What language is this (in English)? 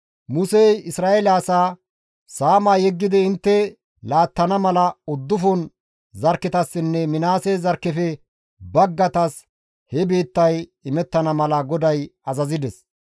Gamo